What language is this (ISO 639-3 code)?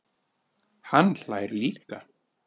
isl